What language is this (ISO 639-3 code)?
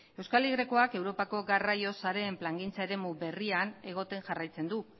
eus